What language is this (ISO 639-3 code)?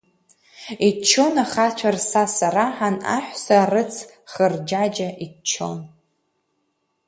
abk